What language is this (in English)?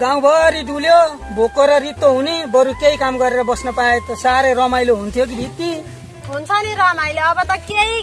Nepali